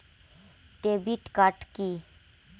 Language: Bangla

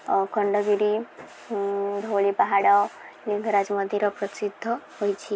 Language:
Odia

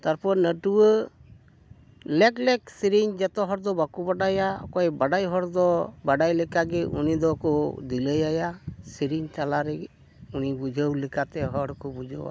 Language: Santali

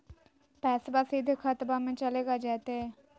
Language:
Magahi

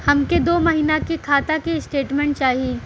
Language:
Bhojpuri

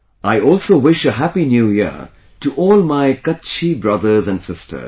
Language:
English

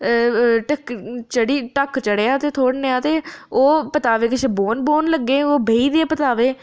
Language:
Dogri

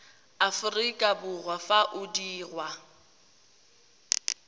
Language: Tswana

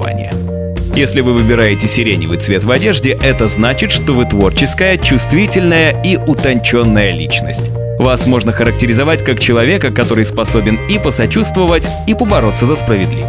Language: Russian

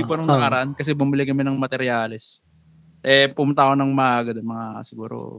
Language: Filipino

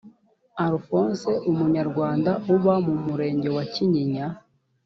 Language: Kinyarwanda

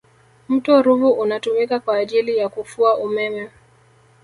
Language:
Swahili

